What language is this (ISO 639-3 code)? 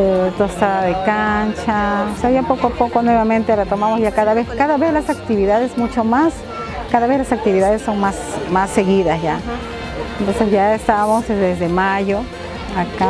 spa